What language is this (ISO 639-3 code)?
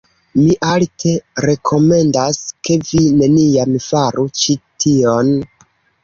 epo